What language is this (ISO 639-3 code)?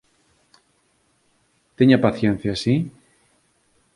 glg